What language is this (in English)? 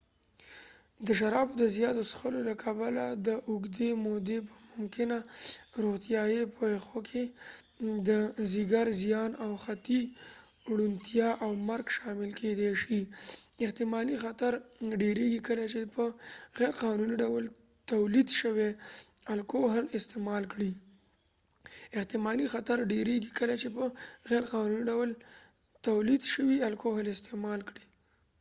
Pashto